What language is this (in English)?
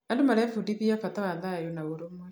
Kikuyu